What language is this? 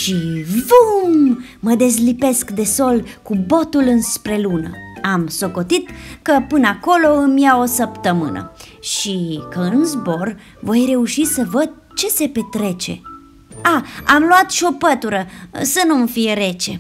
Romanian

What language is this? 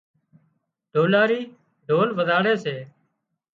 Wadiyara Koli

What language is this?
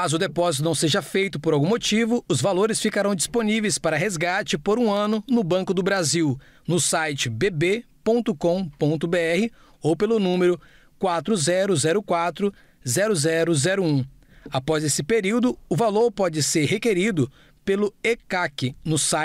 Portuguese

